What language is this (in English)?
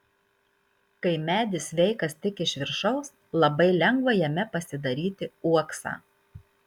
Lithuanian